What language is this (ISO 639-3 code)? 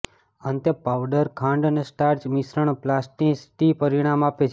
guj